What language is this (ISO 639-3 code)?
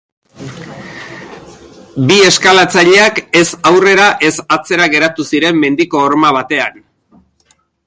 eus